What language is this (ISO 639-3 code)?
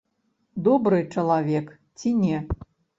bel